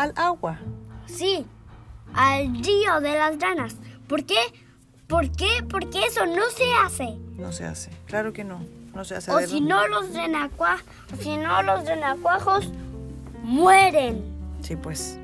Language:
Spanish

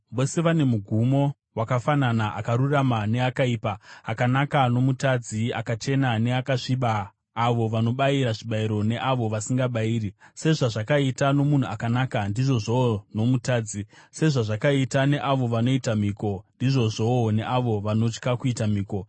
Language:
Shona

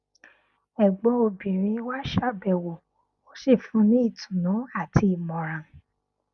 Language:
Yoruba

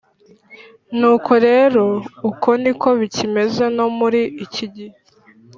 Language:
Kinyarwanda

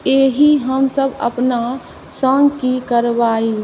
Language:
Maithili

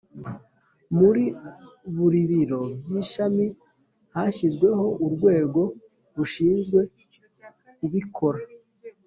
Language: Kinyarwanda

